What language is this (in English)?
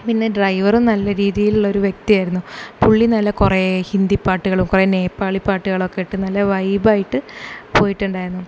Malayalam